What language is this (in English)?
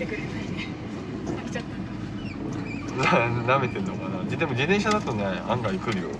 Japanese